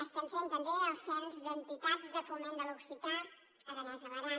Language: Catalan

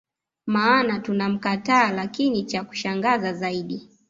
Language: Swahili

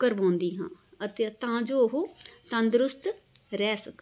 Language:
Punjabi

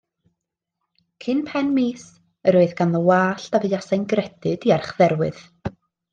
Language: Welsh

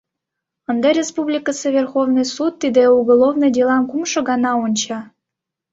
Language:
Mari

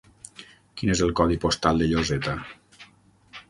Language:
Catalan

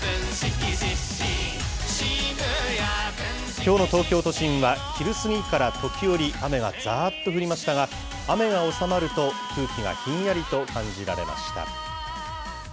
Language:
Japanese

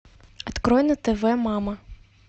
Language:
Russian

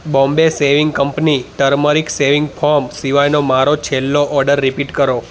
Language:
Gujarati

